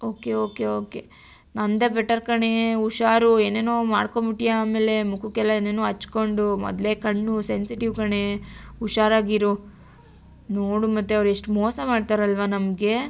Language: Kannada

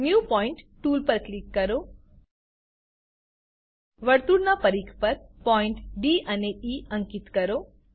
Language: Gujarati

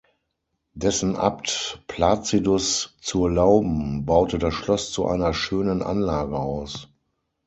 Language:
German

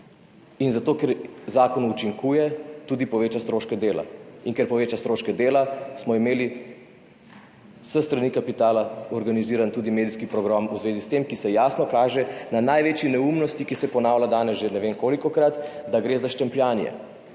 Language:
Slovenian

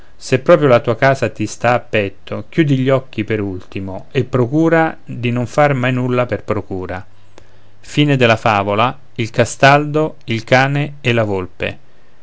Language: Italian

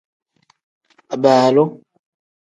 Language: Tem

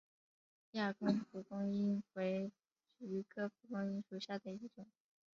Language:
Chinese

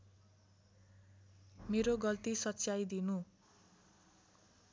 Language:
Nepali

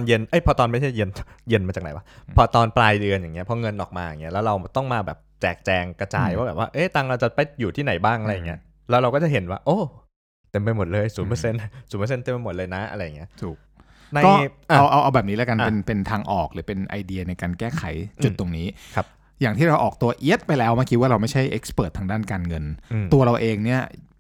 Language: Thai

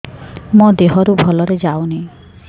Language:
Odia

